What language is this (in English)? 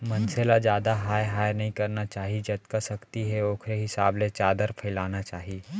Chhattisgarhi